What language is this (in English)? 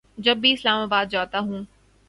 Urdu